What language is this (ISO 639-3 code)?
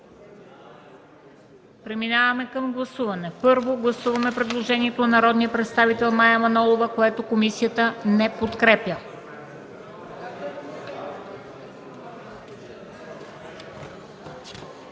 bul